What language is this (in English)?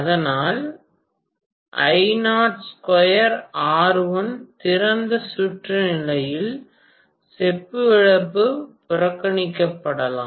Tamil